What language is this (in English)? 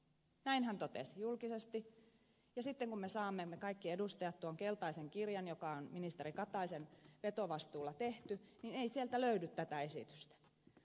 Finnish